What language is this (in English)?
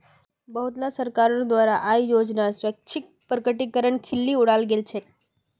Magahi